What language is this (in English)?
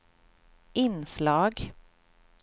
Swedish